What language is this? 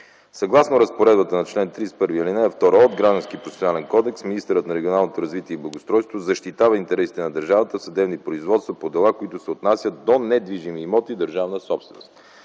Bulgarian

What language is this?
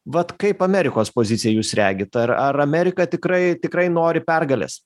Lithuanian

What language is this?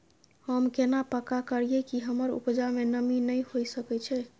Maithili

